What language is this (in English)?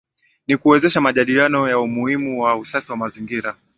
Swahili